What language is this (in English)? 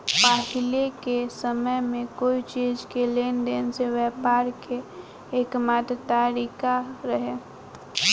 Bhojpuri